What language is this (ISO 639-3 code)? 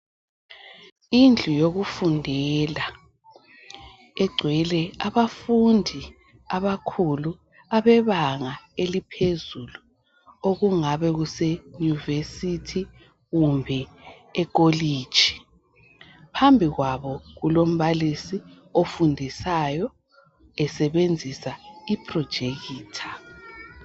nde